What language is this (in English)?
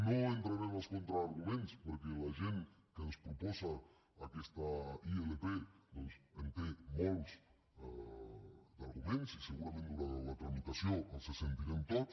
Catalan